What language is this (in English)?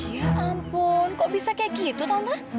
Indonesian